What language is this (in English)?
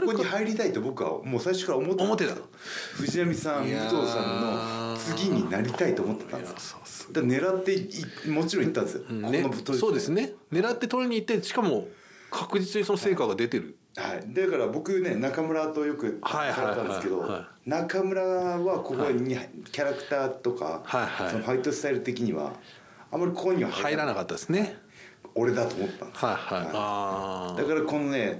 Japanese